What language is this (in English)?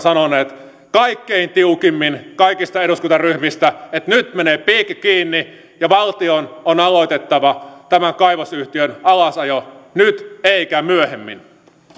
Finnish